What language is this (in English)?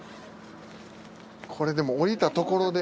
Japanese